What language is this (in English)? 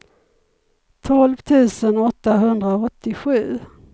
Swedish